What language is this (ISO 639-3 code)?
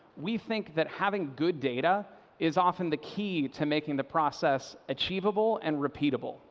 eng